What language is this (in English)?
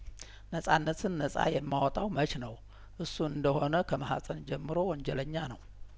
Amharic